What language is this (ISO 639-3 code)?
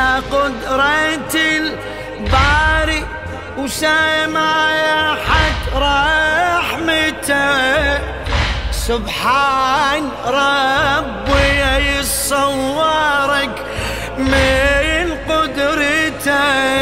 ara